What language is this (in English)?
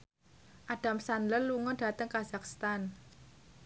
Javanese